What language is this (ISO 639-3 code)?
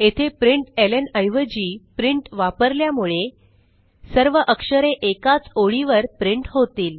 mar